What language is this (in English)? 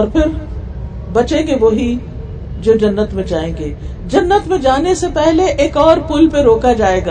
Urdu